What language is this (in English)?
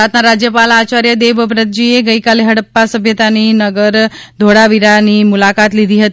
Gujarati